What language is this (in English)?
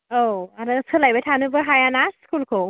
Bodo